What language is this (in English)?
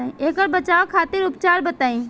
Bhojpuri